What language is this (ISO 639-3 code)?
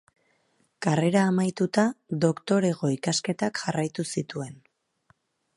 eus